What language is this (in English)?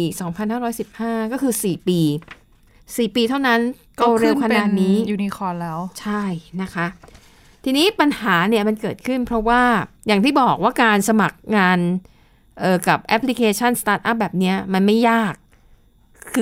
Thai